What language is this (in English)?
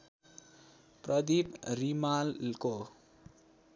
Nepali